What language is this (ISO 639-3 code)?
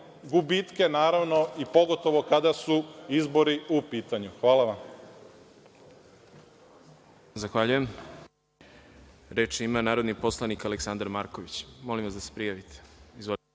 srp